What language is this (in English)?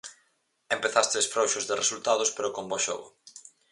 Galician